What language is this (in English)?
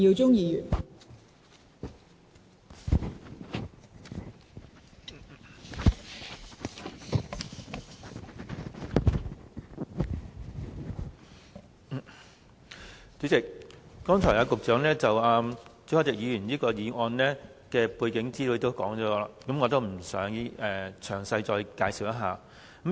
Cantonese